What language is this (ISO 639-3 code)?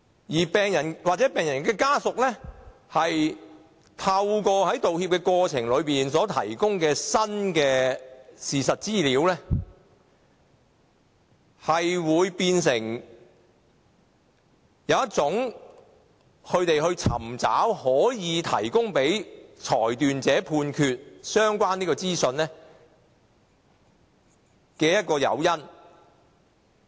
yue